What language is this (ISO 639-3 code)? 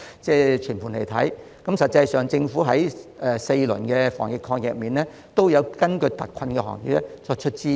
yue